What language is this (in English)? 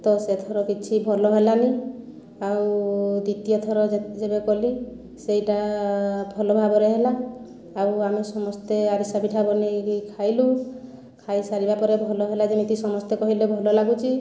Odia